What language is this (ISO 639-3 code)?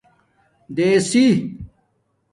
dmk